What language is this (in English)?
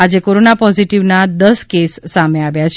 Gujarati